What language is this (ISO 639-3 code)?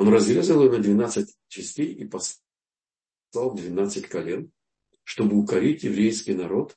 rus